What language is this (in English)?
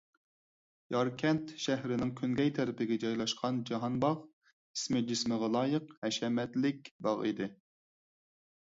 Uyghur